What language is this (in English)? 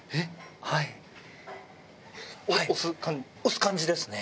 Japanese